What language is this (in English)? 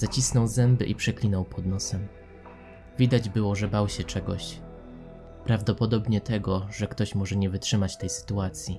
Polish